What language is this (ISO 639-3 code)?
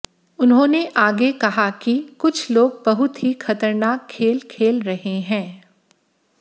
hin